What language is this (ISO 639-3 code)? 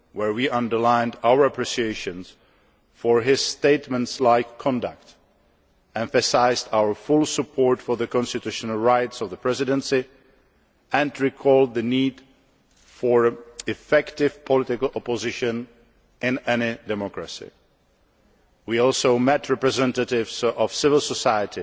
eng